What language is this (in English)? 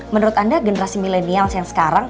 Indonesian